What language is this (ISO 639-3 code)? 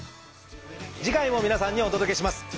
jpn